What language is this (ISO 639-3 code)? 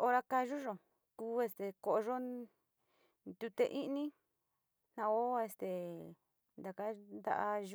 xti